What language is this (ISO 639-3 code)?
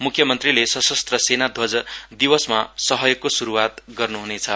nep